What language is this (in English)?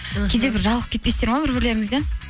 Kazakh